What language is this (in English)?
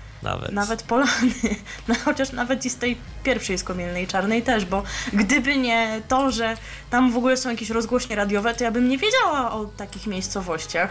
Polish